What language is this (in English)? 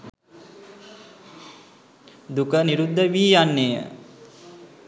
Sinhala